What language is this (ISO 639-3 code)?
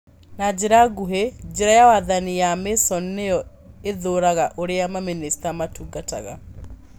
kik